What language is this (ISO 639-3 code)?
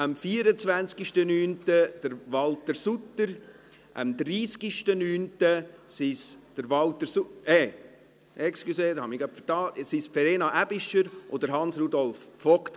gsw